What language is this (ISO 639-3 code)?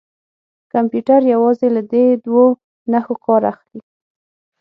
pus